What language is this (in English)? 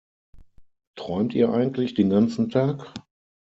German